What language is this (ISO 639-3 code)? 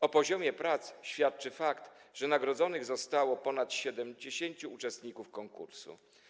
pol